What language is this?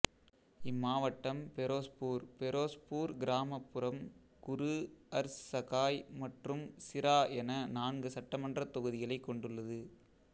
Tamil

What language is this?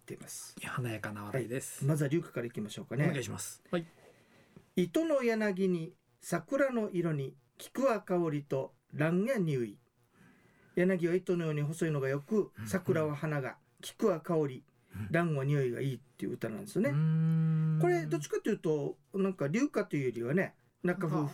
Japanese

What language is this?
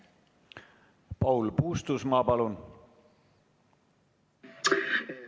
Estonian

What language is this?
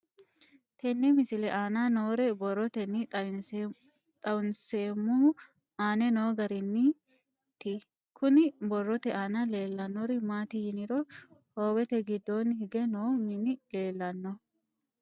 Sidamo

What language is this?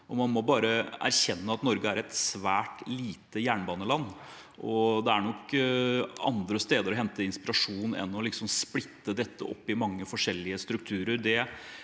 Norwegian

